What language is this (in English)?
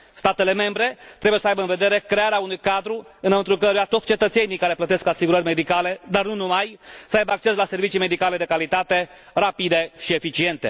Romanian